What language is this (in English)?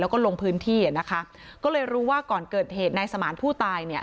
Thai